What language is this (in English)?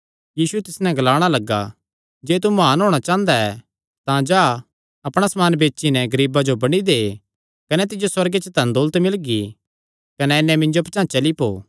Kangri